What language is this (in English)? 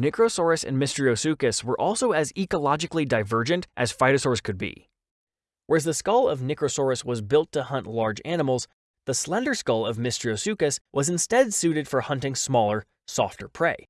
English